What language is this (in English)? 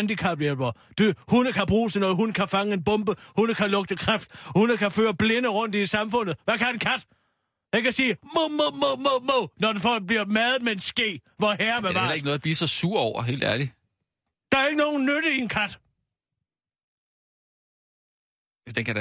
Danish